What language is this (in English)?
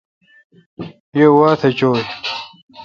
Kalkoti